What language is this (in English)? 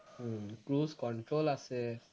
Assamese